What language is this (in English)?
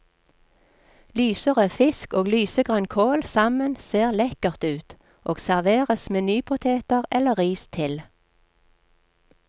Norwegian